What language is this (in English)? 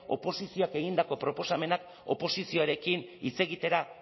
Basque